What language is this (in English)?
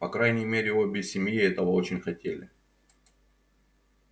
Russian